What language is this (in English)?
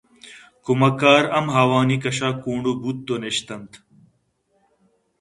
Eastern Balochi